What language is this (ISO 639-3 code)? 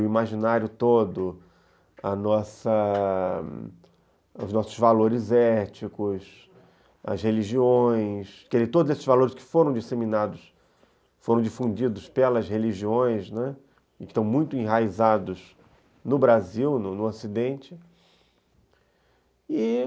por